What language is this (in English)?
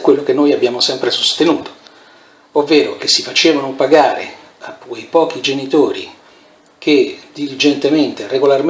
Italian